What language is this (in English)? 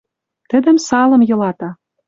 Western Mari